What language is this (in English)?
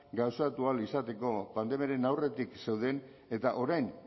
Basque